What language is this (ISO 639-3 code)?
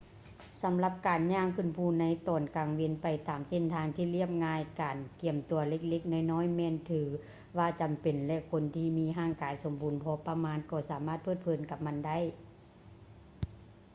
lao